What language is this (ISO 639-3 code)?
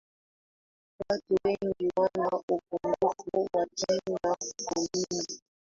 swa